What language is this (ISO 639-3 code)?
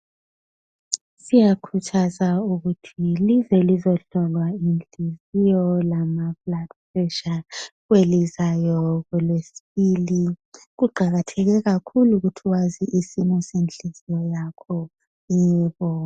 nde